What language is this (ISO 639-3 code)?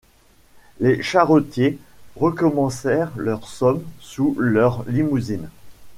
fra